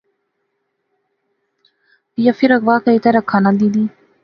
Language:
Pahari-Potwari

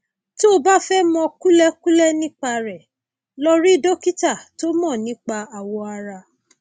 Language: Yoruba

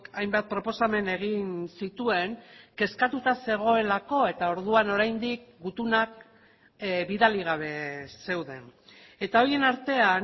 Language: Basque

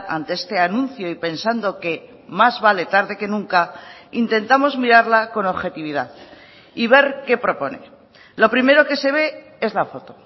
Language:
Spanish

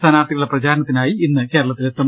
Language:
Malayalam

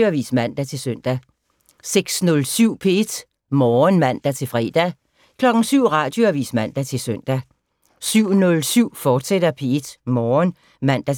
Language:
Danish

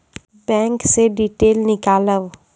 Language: Maithili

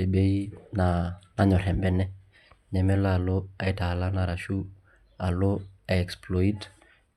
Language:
Masai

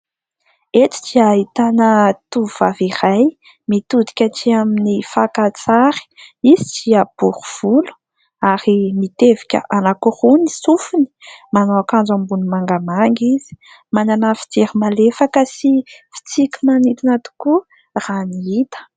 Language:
Malagasy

